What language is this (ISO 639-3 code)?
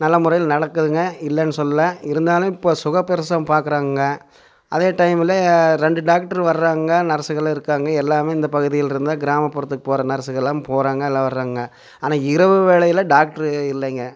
tam